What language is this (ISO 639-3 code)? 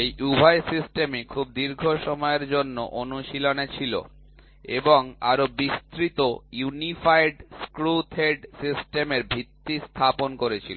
ben